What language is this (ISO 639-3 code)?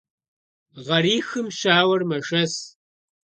kbd